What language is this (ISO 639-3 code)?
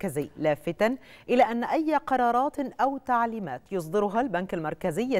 ara